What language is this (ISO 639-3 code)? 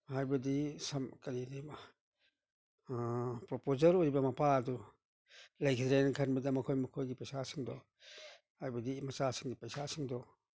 mni